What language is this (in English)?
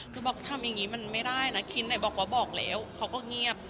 Thai